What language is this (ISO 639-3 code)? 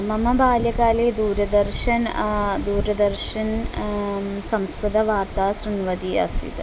san